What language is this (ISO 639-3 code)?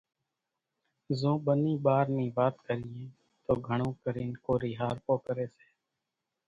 gjk